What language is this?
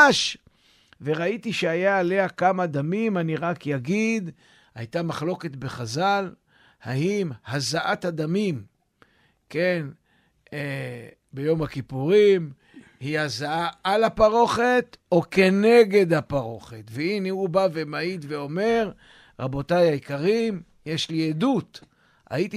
Hebrew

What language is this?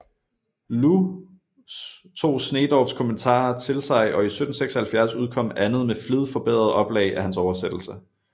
Danish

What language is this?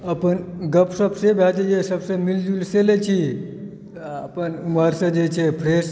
Maithili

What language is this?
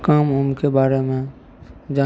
Maithili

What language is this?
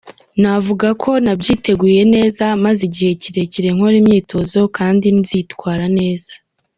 Kinyarwanda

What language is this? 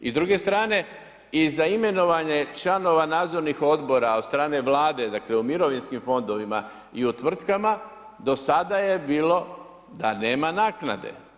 Croatian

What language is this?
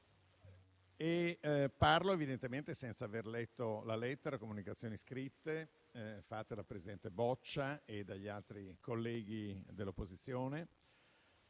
Italian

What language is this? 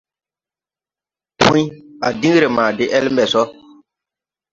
Tupuri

